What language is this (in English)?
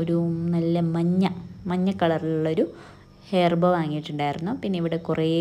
Malayalam